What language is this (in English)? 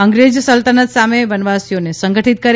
Gujarati